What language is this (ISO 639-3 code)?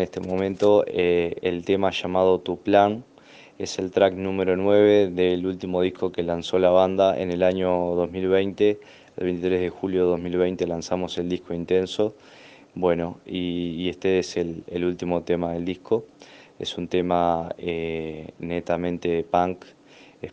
spa